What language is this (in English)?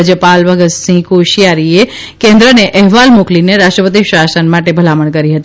Gujarati